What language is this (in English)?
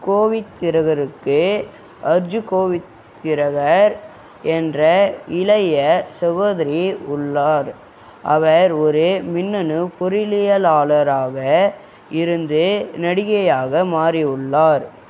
Tamil